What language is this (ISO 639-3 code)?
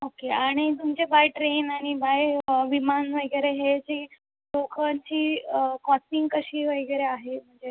mar